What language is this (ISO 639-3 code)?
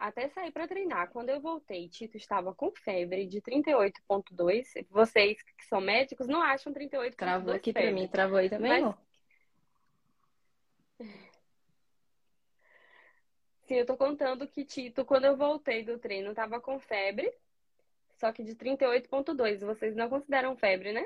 por